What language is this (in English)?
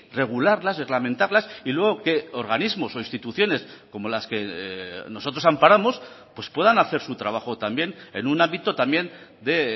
Spanish